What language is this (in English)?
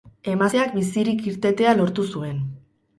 Basque